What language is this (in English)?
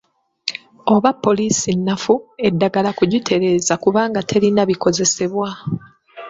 Ganda